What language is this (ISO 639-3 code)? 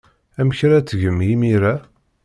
kab